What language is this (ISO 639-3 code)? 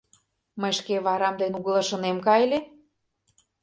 chm